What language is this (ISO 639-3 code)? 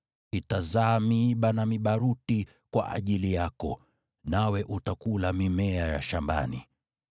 swa